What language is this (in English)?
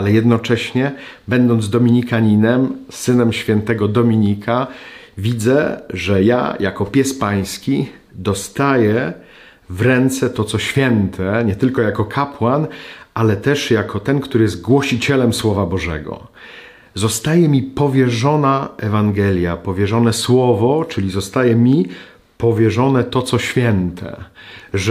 Polish